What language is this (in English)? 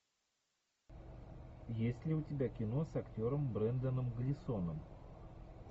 Russian